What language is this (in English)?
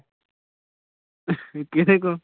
Punjabi